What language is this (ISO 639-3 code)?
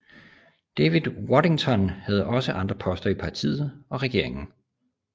dan